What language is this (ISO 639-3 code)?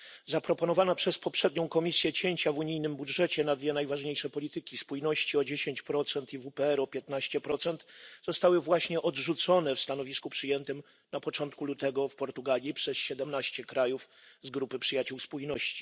pol